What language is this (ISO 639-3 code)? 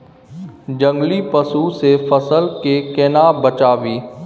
mai